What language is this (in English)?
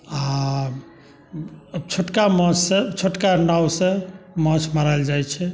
Maithili